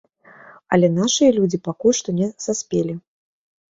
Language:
Belarusian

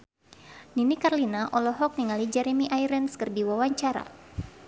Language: Sundanese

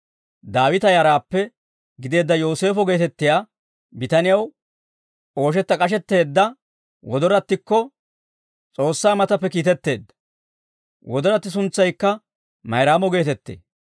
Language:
Dawro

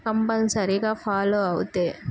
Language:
Telugu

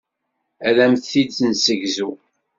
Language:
Kabyle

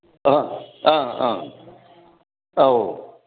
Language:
Manipuri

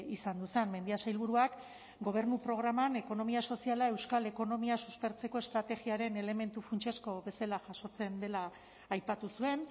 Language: Basque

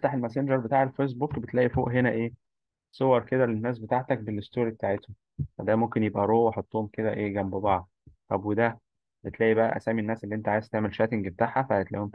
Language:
Arabic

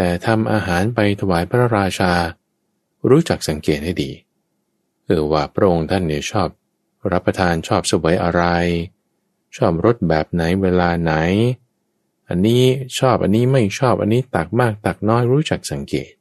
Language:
Thai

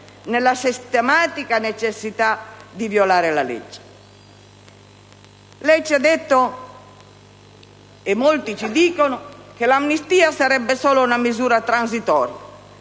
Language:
Italian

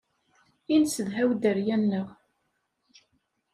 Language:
Kabyle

